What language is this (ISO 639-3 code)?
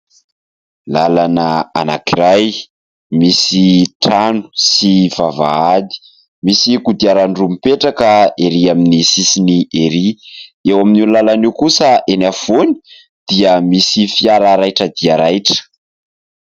mlg